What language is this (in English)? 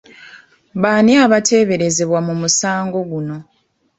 Ganda